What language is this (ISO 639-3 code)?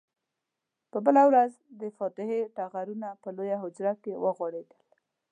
pus